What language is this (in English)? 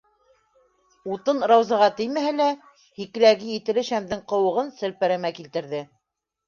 Bashkir